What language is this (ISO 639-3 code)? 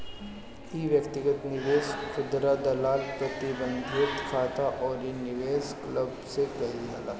bho